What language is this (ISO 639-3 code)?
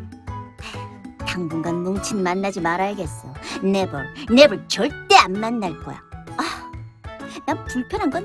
kor